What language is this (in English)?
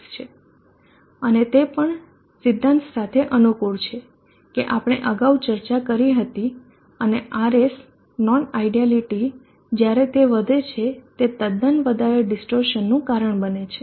Gujarati